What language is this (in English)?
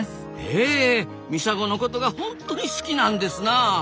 Japanese